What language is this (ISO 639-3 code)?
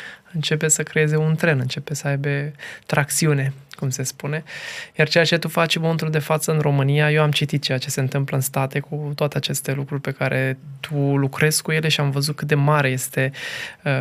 ron